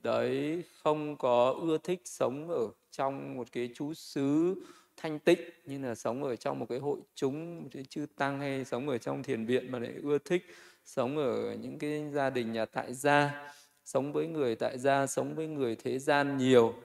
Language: Vietnamese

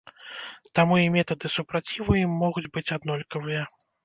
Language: Belarusian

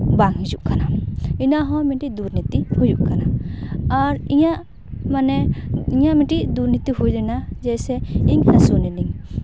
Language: Santali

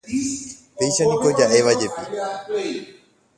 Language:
Guarani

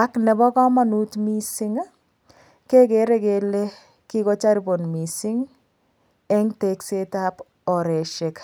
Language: Kalenjin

